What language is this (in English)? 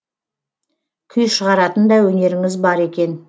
Kazakh